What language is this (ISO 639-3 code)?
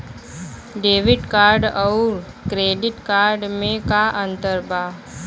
bho